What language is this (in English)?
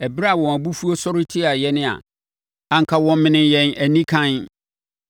Akan